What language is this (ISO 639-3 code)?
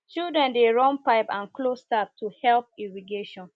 pcm